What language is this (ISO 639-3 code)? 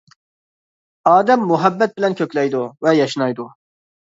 uig